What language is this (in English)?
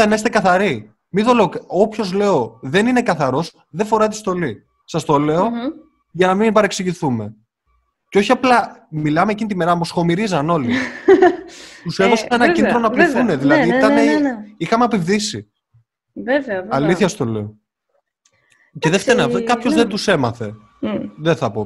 Greek